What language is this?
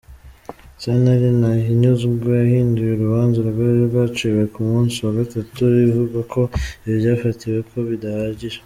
Kinyarwanda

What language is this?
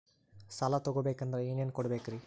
Kannada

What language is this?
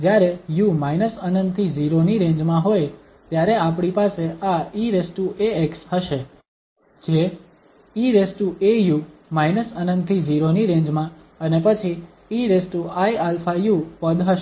Gujarati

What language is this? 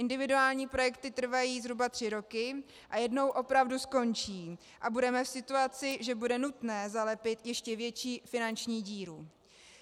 Czech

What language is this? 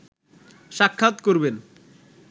Bangla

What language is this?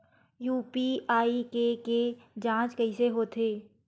Chhattisgarhi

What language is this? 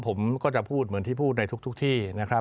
Thai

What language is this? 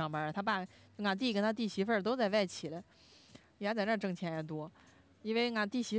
Chinese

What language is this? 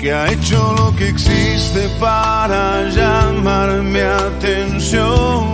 Spanish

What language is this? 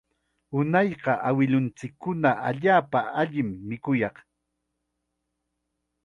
Chiquián Ancash Quechua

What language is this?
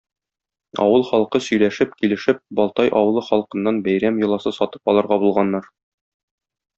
Tatar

